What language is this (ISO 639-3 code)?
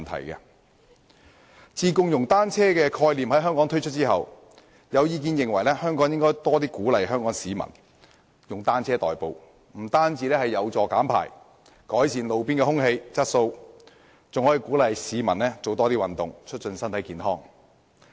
yue